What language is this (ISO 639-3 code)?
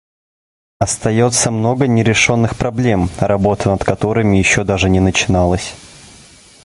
rus